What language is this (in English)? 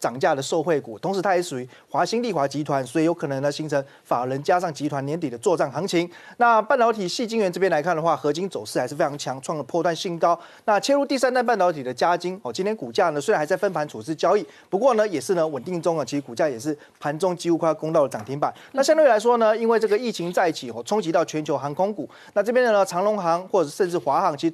Chinese